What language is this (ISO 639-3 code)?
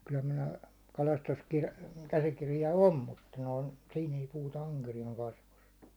fin